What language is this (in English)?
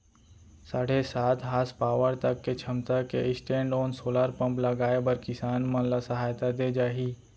Chhattisgarhi